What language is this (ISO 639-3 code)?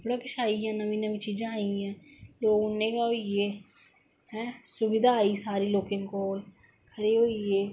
doi